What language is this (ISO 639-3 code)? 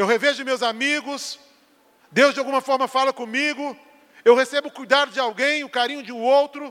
por